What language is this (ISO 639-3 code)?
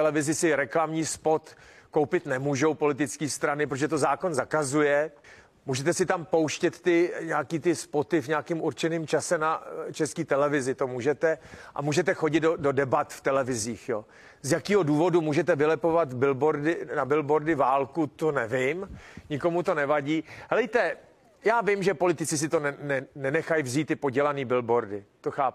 ces